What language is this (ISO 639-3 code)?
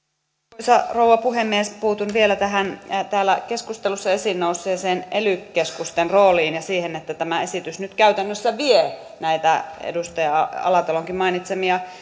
fin